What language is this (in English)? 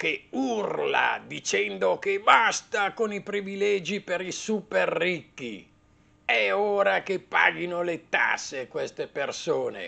Italian